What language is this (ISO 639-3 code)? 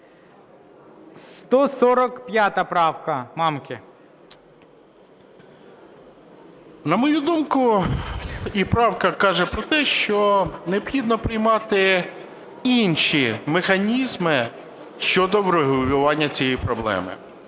ukr